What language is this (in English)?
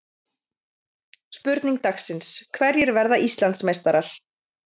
Icelandic